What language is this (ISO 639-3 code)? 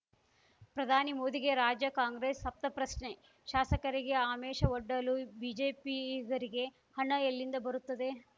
kan